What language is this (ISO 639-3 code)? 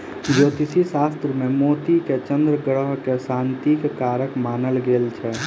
mai